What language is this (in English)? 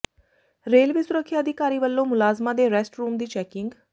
Punjabi